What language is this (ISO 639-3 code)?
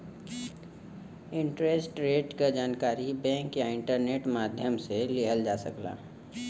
bho